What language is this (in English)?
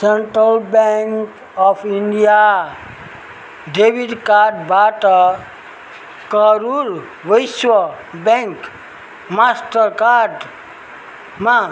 Nepali